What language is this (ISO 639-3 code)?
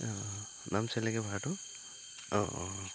asm